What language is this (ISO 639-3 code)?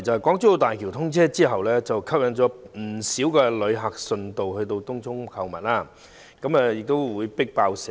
yue